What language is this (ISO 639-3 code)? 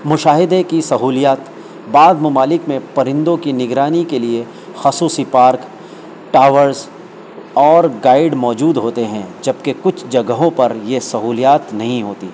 urd